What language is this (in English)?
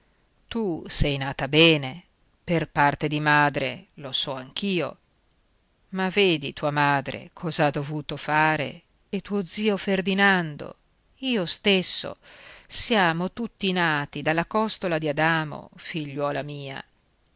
Italian